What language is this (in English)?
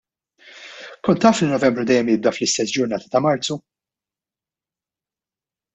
Maltese